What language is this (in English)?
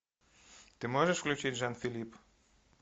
Russian